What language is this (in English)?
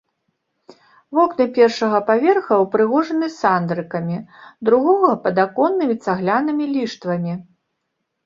Belarusian